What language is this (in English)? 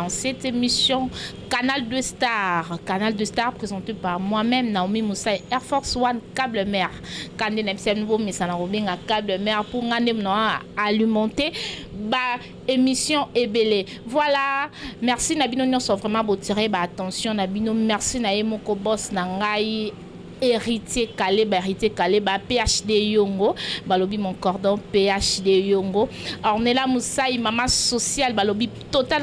French